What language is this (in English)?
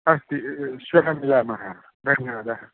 Sanskrit